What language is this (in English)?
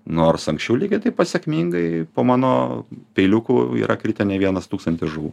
Lithuanian